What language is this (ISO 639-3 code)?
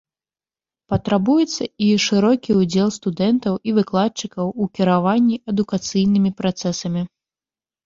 bel